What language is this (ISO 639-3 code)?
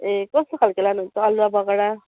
nep